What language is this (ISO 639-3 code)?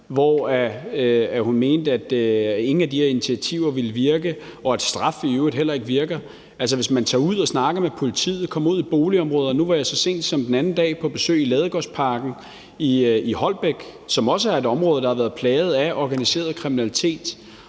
dan